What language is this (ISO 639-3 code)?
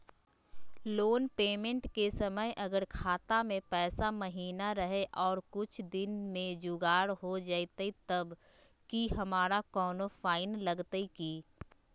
mag